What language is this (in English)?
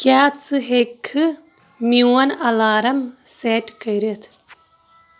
Kashmiri